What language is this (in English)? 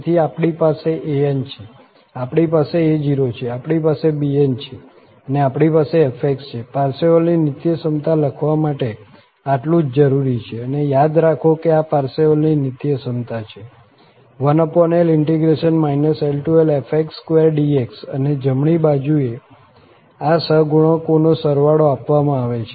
Gujarati